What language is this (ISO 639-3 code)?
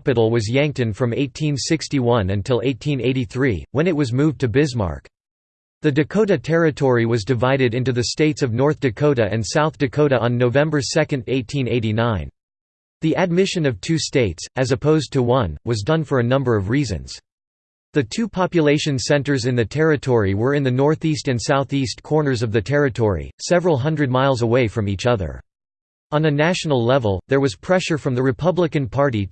eng